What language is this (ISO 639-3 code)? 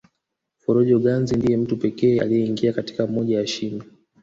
swa